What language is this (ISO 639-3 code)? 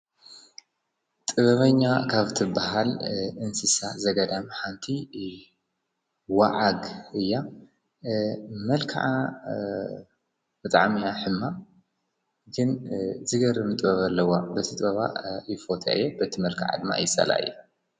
tir